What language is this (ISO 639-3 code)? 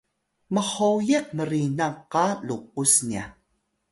tay